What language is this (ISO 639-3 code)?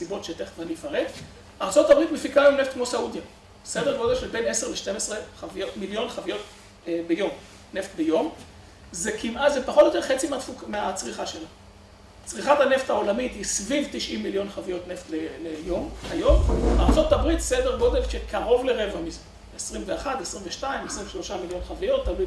heb